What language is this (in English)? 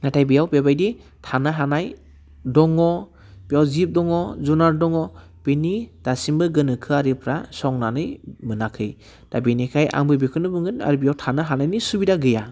Bodo